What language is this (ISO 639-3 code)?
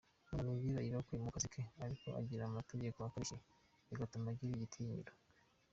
kin